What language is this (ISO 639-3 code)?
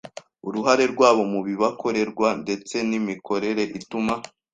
kin